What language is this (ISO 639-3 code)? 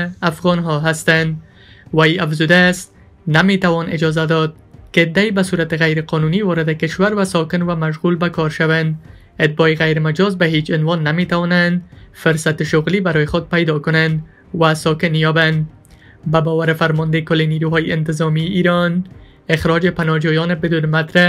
fas